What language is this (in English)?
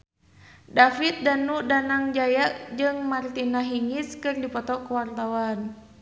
Sundanese